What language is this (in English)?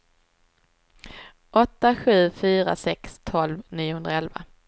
Swedish